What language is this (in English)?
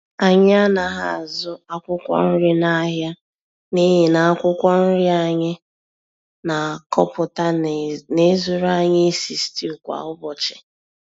Igbo